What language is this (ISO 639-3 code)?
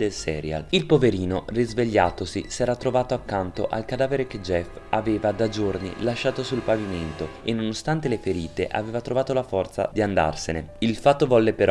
ita